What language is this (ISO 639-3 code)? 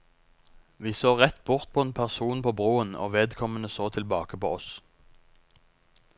nor